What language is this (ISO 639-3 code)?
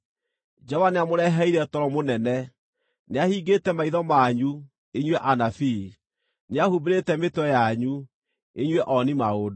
kik